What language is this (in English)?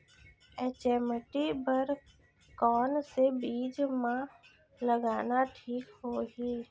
Chhattisgarhi